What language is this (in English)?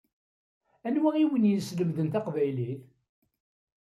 Kabyle